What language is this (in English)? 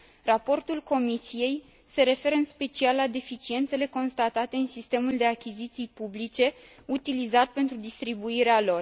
Romanian